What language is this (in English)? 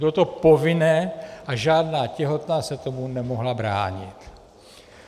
Czech